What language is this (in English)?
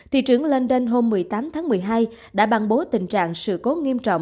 Vietnamese